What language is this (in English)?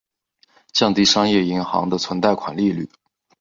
Chinese